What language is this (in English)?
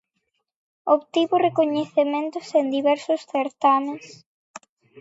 Galician